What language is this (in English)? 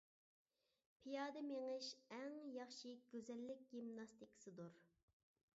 Uyghur